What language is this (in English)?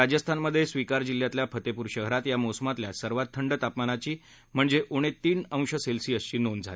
Marathi